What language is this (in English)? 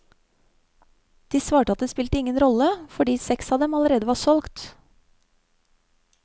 Norwegian